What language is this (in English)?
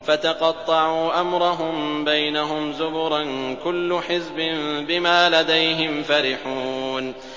Arabic